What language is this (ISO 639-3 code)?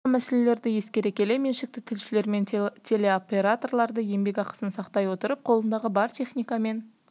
kaz